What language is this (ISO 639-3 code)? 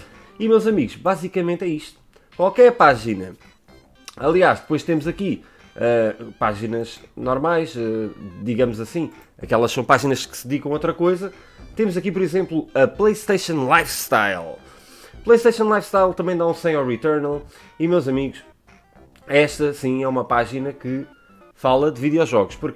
por